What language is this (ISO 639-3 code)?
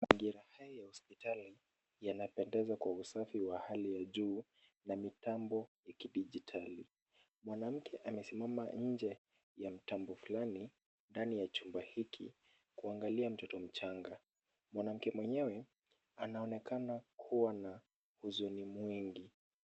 swa